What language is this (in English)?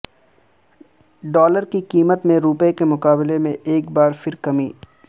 Urdu